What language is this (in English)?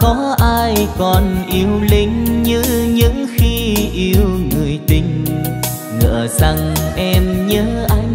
Vietnamese